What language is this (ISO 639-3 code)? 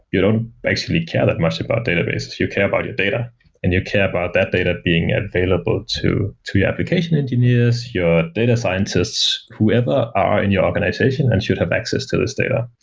eng